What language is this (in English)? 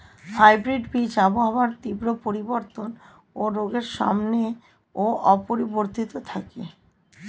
Bangla